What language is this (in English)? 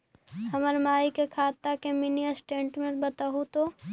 Magahi